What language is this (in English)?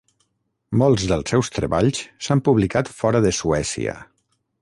Catalan